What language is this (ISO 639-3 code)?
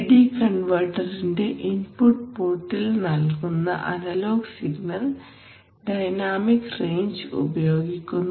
mal